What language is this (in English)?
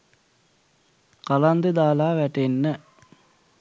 Sinhala